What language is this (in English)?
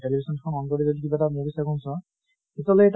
Assamese